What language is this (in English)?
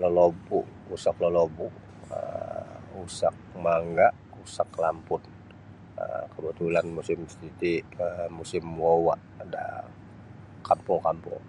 Sabah Bisaya